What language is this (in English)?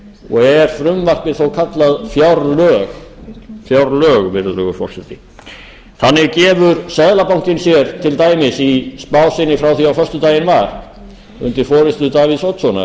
Icelandic